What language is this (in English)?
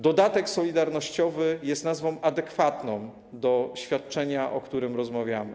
Polish